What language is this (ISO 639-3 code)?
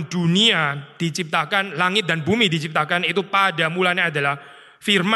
ind